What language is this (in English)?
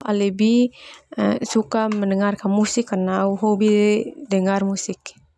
Termanu